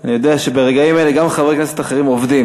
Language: Hebrew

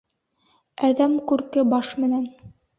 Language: Bashkir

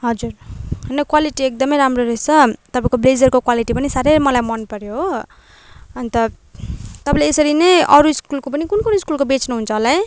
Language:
Nepali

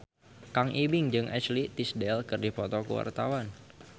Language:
Sundanese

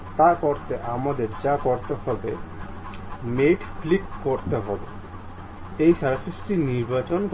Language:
Bangla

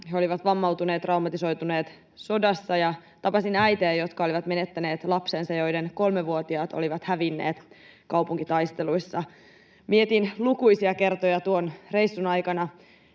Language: Finnish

